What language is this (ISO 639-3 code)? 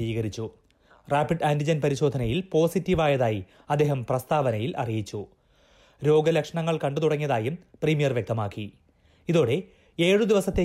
mal